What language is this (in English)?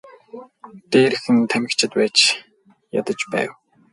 Mongolian